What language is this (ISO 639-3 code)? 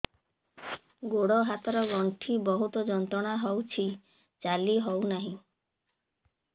ori